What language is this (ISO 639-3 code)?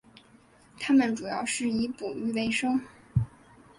zho